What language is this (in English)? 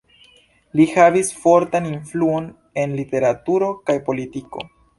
Esperanto